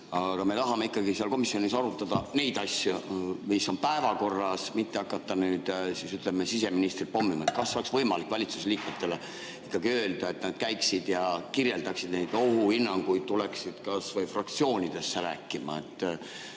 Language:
Estonian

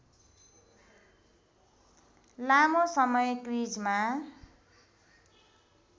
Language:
Nepali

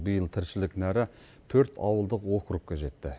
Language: Kazakh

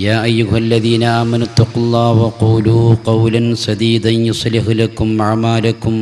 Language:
Malayalam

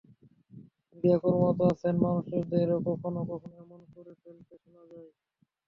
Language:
Bangla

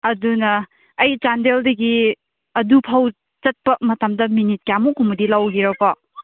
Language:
Manipuri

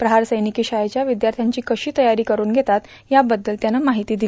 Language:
Marathi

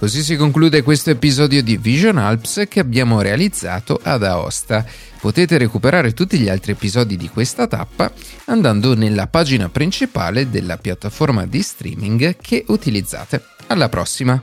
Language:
Italian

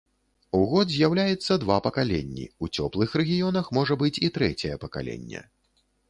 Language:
Belarusian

